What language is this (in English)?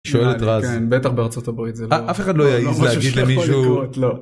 Hebrew